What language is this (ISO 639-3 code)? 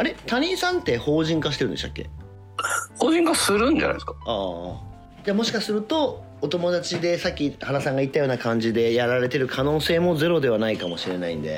jpn